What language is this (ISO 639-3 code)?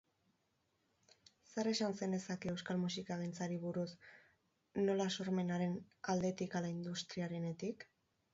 eus